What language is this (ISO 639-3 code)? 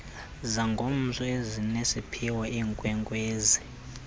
xho